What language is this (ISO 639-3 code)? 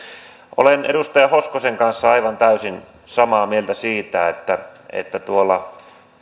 fin